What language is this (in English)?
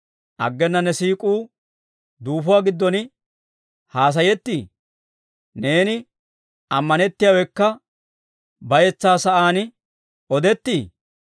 Dawro